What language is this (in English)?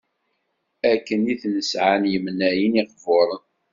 Kabyle